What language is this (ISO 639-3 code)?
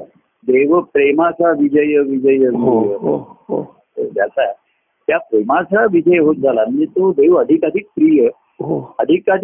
mar